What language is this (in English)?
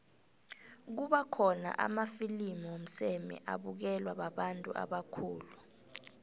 South Ndebele